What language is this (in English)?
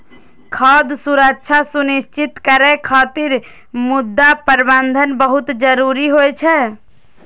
Maithili